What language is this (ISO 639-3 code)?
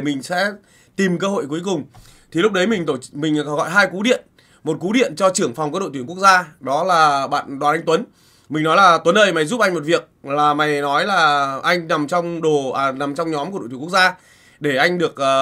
vie